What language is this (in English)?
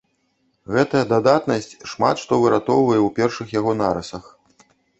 Belarusian